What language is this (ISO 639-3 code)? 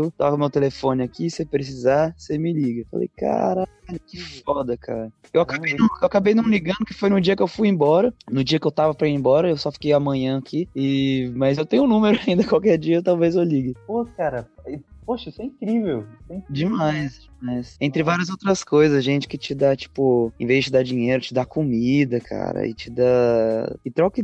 por